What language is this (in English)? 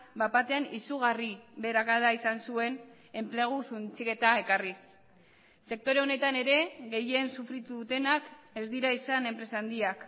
Basque